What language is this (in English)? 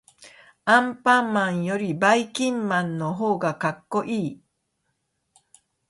Japanese